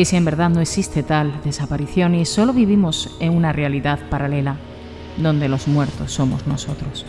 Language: Spanish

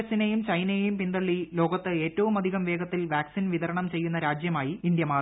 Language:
Malayalam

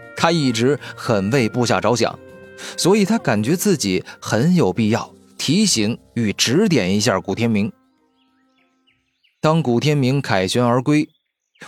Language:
Chinese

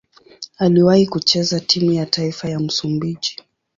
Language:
Swahili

